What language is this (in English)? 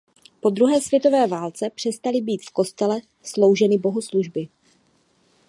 Czech